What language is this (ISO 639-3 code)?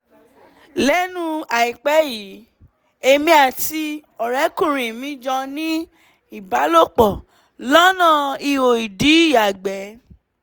yor